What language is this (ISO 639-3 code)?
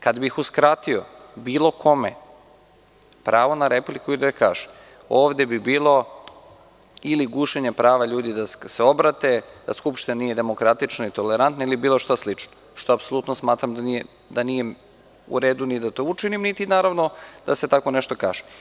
srp